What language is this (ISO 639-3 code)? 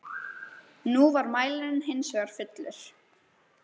isl